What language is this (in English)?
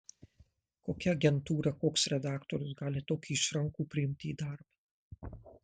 Lithuanian